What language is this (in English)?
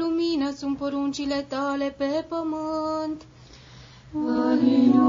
Romanian